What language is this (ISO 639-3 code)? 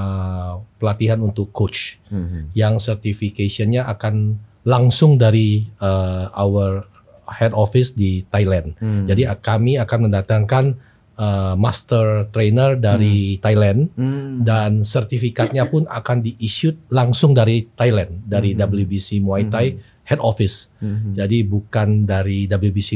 ind